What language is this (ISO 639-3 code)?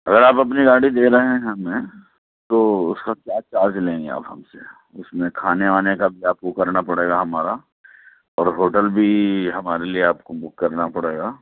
urd